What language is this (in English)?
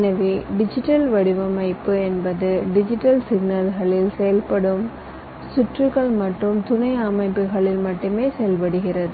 Tamil